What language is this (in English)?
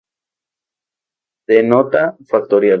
Spanish